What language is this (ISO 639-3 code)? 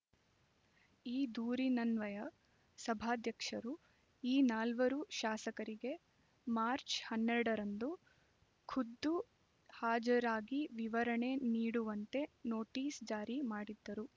kan